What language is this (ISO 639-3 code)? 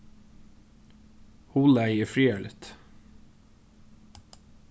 fao